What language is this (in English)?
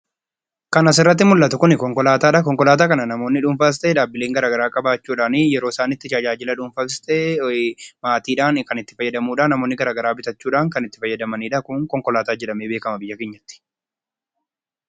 Oromo